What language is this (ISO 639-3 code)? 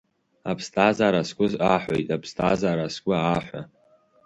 abk